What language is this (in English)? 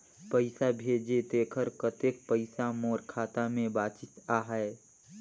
Chhattisgarhi